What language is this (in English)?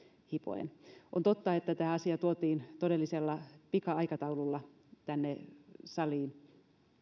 Finnish